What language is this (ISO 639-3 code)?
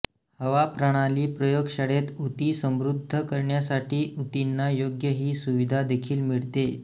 mar